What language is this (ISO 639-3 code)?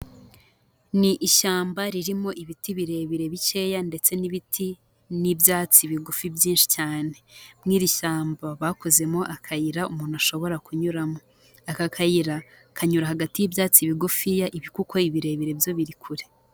kin